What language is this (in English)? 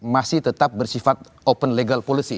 Indonesian